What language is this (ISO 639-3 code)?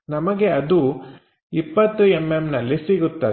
kan